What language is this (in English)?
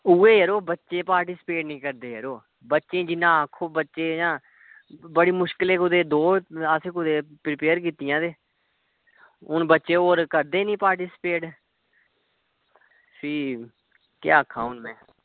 Dogri